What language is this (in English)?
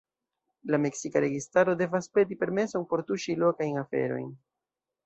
Esperanto